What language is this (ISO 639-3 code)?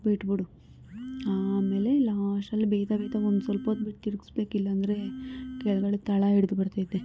kan